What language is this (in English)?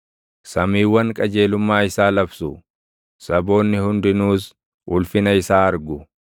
Oromo